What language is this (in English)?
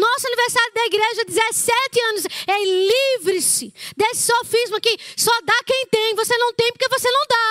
Portuguese